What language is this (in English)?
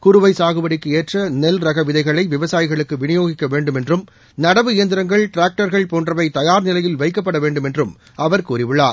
Tamil